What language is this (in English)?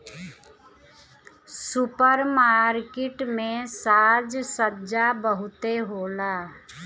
Bhojpuri